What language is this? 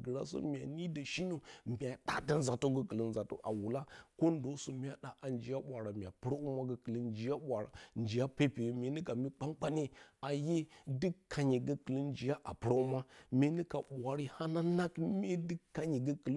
Bacama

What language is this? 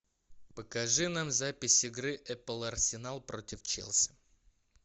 Russian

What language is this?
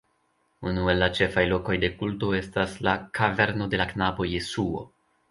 Esperanto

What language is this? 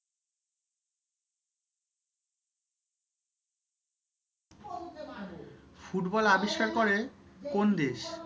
Bangla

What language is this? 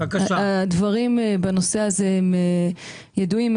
Hebrew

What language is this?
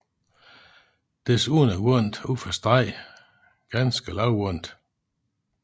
Danish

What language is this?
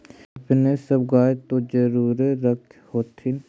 Magahi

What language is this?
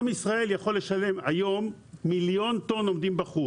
Hebrew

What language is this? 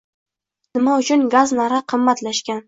Uzbek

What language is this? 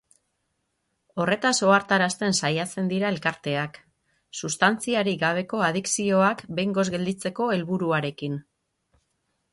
Basque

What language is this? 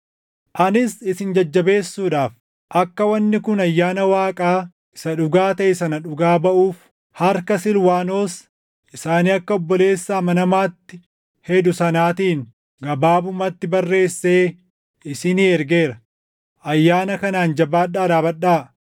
Oromo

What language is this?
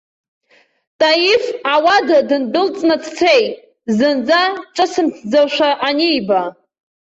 Abkhazian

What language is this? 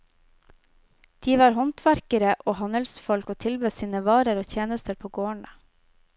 Norwegian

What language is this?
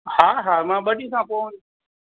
Sindhi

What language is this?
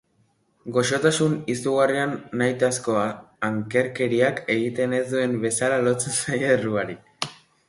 Basque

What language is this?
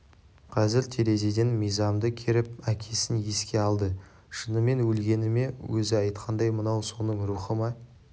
Kazakh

